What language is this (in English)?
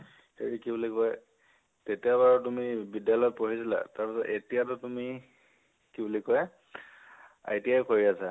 Assamese